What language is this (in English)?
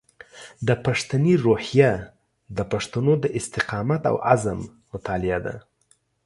Pashto